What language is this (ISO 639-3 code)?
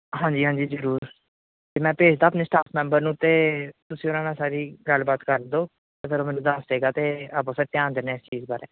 pan